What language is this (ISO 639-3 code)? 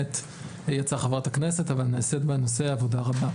heb